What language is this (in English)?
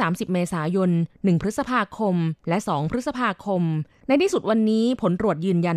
Thai